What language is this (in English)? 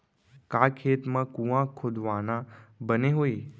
Chhattisgarhi